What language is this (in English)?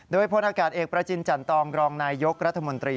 Thai